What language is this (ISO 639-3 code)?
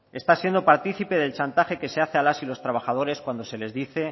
spa